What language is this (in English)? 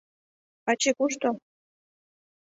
Mari